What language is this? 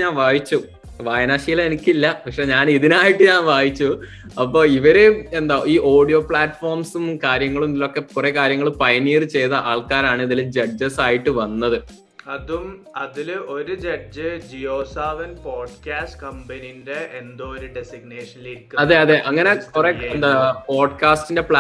Malayalam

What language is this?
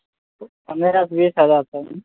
Maithili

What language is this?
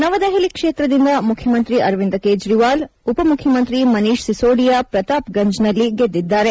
Kannada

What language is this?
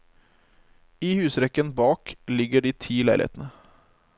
Norwegian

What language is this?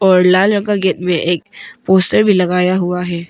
Hindi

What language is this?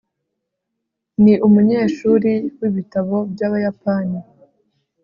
Kinyarwanda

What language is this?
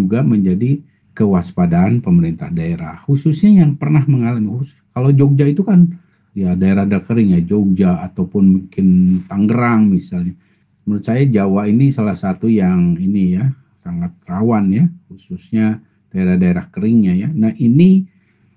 Indonesian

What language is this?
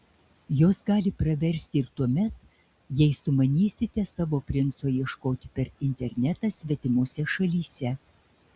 Lithuanian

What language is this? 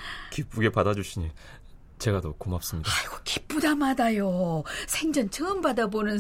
Korean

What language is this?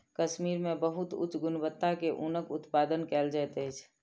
Maithili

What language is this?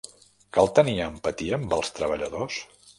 Catalan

